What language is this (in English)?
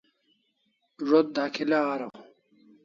Kalasha